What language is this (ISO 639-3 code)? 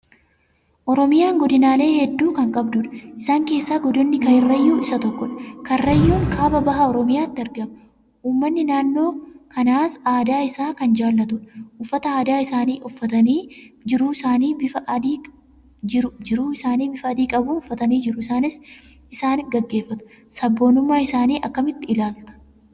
orm